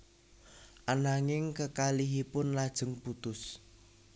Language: Javanese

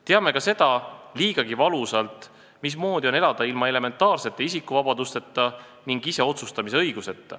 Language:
Estonian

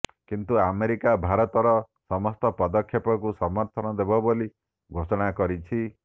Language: Odia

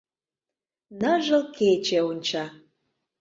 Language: Mari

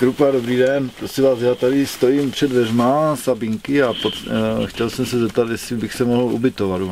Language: Czech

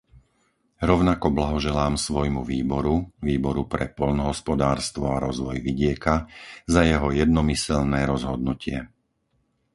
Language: Slovak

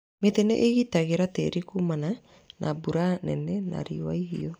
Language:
Kikuyu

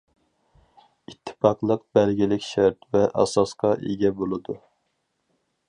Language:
Uyghur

